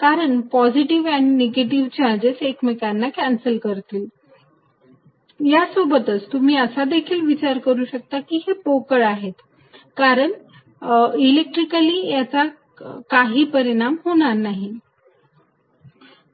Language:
Marathi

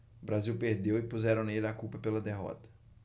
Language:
Portuguese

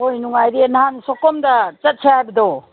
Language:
Manipuri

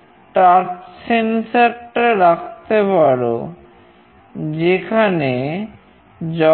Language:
Bangla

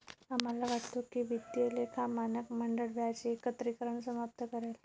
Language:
Marathi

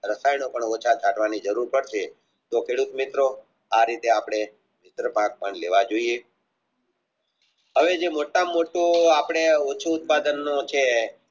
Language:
Gujarati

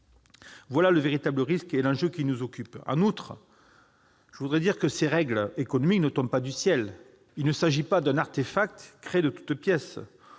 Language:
French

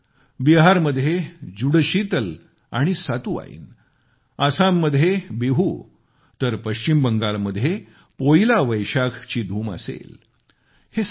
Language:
Marathi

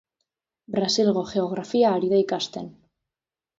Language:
Basque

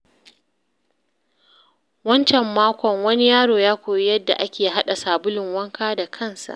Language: Hausa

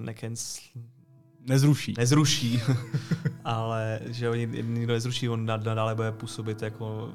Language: Czech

